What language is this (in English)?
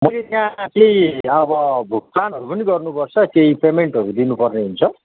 Nepali